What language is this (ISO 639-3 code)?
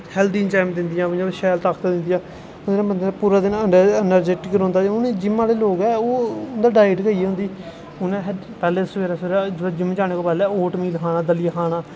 doi